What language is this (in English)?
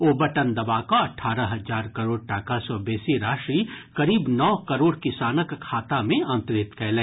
Maithili